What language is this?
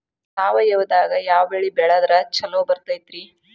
Kannada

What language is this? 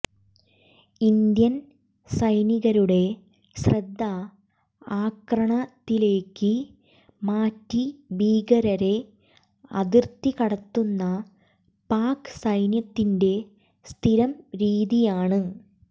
Malayalam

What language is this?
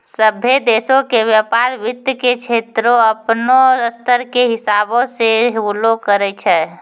Maithili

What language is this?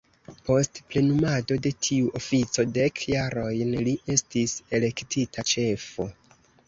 Esperanto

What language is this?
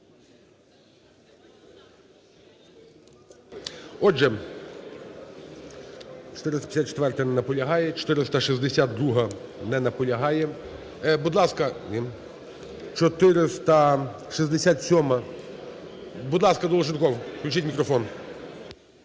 Ukrainian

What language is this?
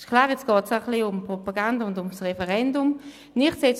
Swiss German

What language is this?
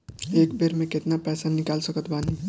Bhojpuri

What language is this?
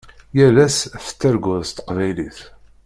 Kabyle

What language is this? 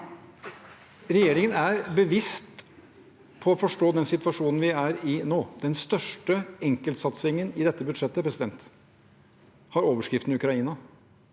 Norwegian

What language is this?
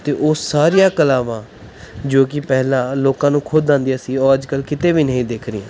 Punjabi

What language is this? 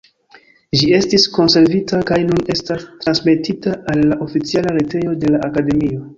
Esperanto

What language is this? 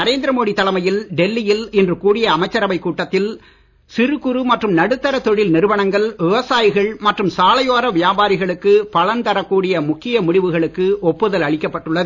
Tamil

